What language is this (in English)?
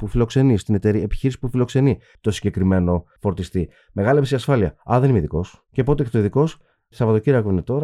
Greek